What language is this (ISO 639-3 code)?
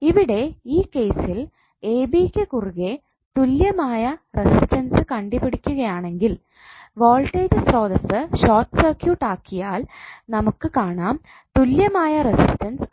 mal